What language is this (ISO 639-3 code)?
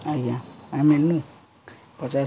ori